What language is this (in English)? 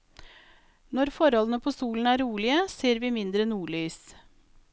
Norwegian